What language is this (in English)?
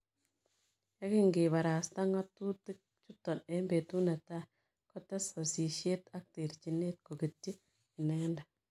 Kalenjin